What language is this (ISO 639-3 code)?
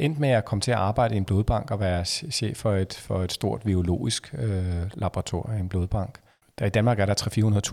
dan